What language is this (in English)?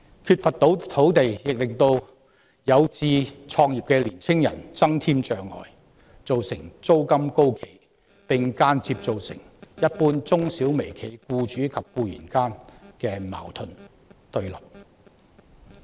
Cantonese